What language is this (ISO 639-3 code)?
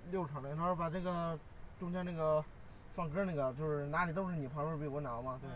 zho